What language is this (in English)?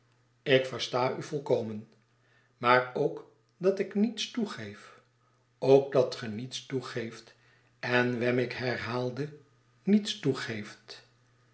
Dutch